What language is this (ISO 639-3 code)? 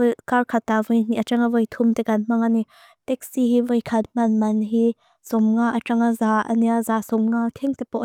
lus